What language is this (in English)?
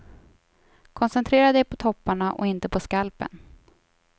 Swedish